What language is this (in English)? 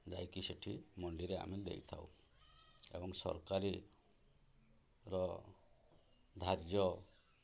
Odia